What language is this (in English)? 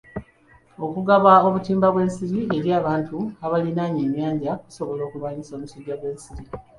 Ganda